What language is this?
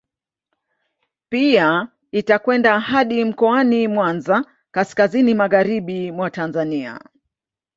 Swahili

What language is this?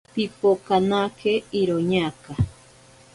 Ashéninka Perené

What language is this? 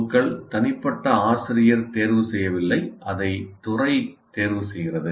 Tamil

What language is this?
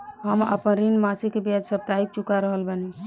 Bhojpuri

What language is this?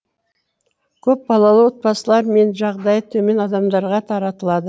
Kazakh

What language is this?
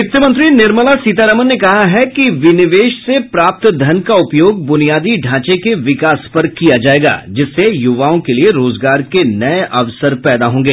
Hindi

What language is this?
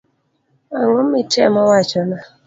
Luo (Kenya and Tanzania)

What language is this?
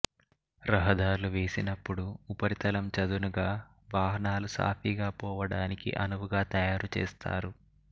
Telugu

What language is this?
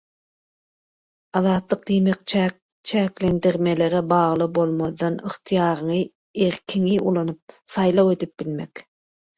Turkmen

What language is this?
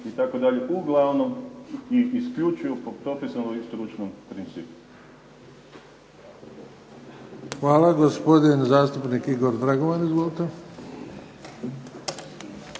Croatian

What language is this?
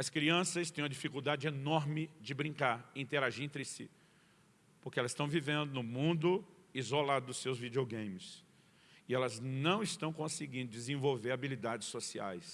Portuguese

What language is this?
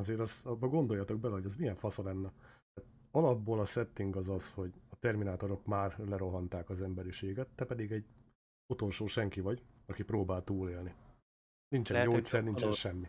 Hungarian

